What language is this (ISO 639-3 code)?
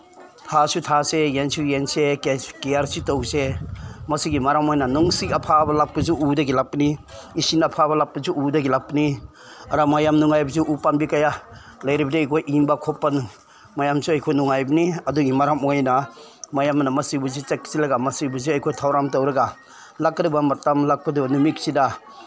mni